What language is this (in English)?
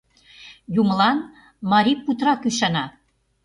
Mari